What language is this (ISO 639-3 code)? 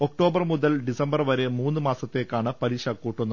mal